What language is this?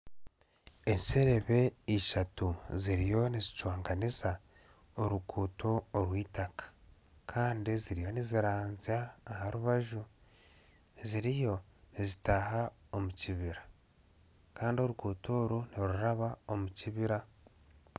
Nyankole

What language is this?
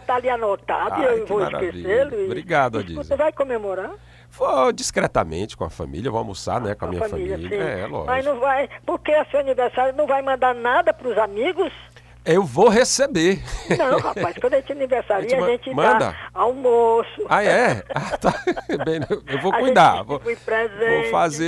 Portuguese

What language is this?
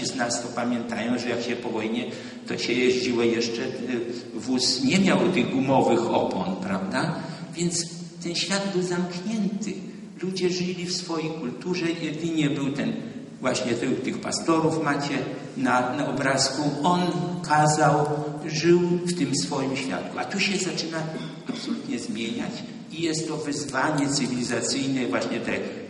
Polish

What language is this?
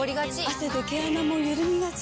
Japanese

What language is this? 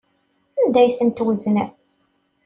Kabyle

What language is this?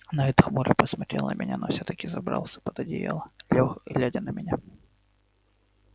Russian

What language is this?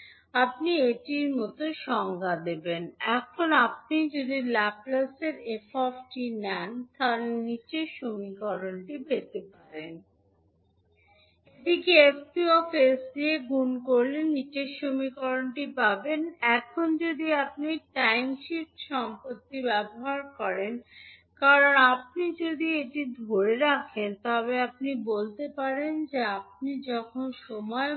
Bangla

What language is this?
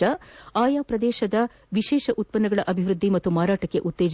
Kannada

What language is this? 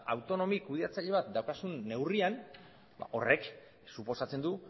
Basque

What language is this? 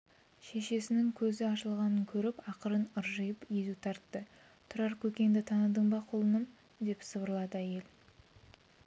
Kazakh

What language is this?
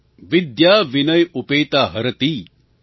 Gujarati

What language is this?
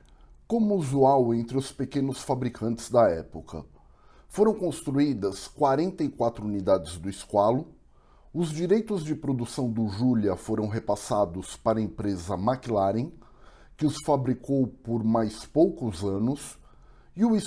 Portuguese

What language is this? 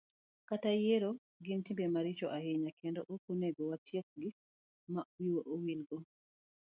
Luo (Kenya and Tanzania)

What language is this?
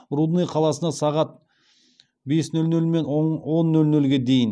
Kazakh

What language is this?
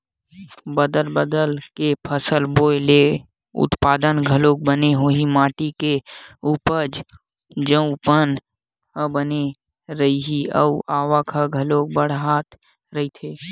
Chhattisgarhi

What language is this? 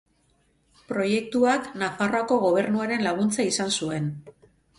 Basque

